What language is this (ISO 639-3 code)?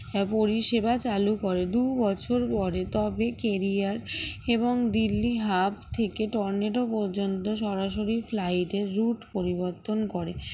ben